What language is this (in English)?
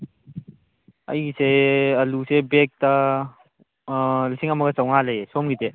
Manipuri